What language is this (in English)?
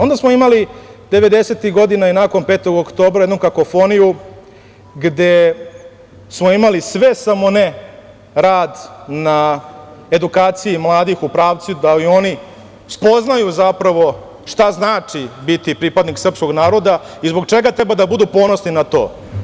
Serbian